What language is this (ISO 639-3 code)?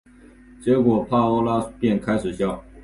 zho